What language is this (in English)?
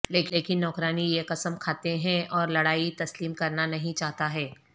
Urdu